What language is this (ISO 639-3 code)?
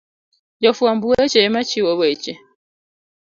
luo